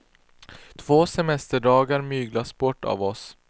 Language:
Swedish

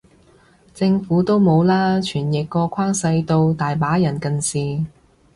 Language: Cantonese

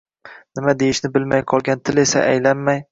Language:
Uzbek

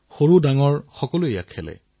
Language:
Assamese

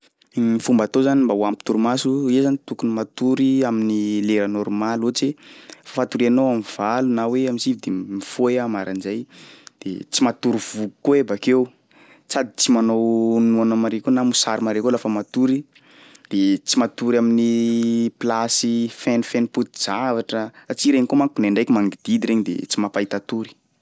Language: Sakalava Malagasy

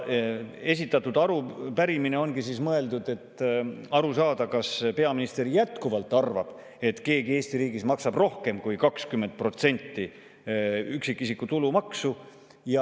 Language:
Estonian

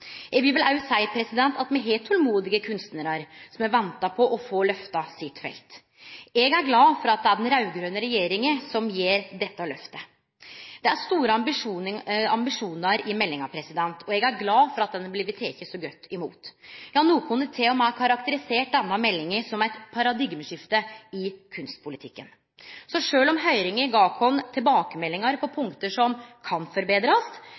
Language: Norwegian Nynorsk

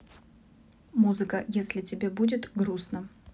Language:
Russian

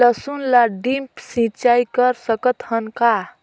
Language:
Chhattisgarhi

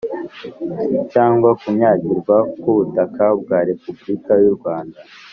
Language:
Kinyarwanda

